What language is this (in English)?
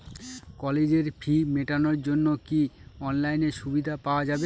Bangla